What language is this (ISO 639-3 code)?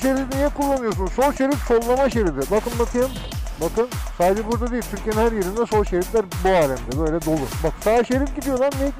tur